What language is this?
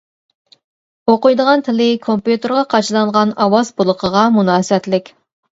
Uyghur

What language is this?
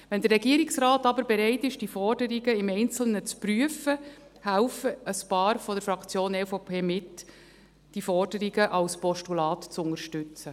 Swiss German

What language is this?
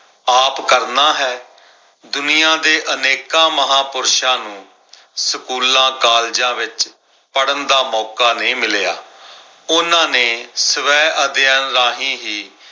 Punjabi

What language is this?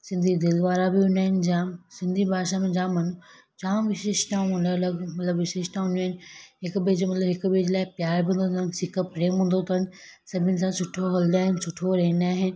Sindhi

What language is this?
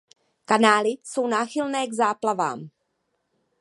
Czech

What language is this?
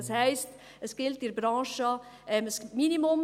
Swiss German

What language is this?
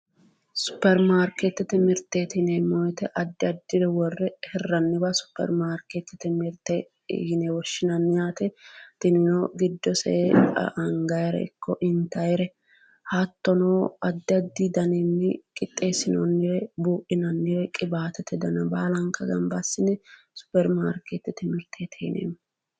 Sidamo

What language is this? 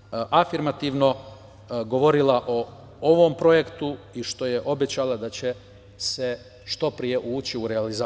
Serbian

